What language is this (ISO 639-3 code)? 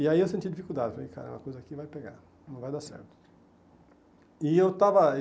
por